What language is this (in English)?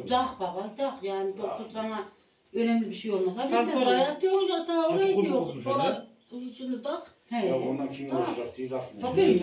Turkish